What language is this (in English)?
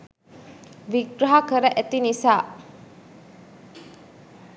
Sinhala